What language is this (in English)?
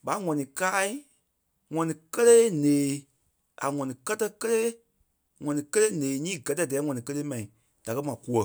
Kpelle